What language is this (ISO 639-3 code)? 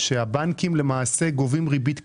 heb